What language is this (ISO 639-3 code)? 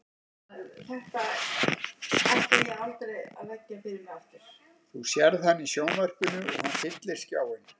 isl